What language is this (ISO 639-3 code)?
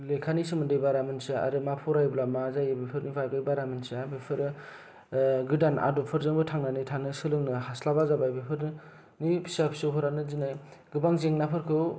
brx